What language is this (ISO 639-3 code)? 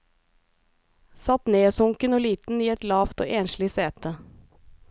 nor